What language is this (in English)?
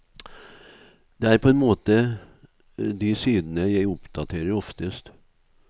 Norwegian